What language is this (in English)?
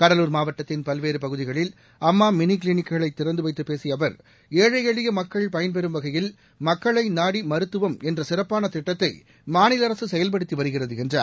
Tamil